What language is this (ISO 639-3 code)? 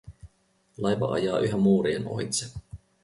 fin